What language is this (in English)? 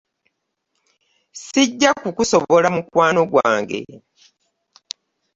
Ganda